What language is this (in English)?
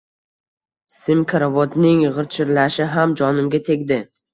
Uzbek